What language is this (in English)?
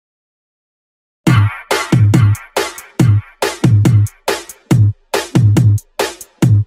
Thai